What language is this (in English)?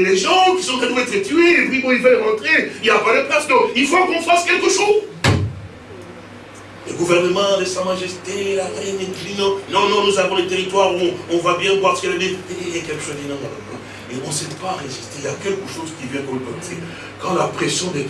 French